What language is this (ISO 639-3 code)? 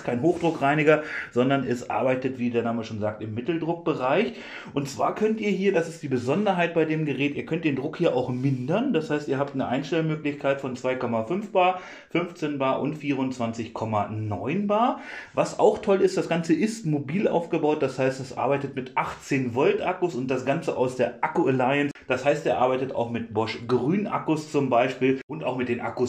deu